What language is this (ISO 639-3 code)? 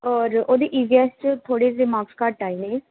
pan